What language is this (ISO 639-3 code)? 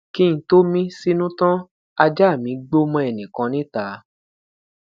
yor